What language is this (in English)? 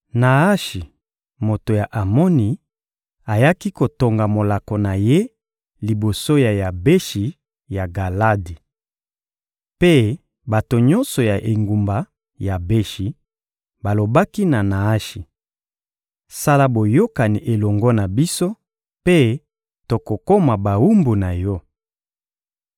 Lingala